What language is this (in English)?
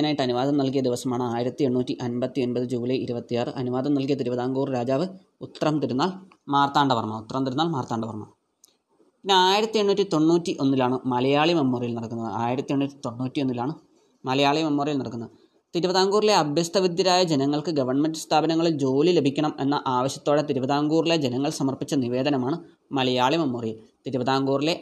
Malayalam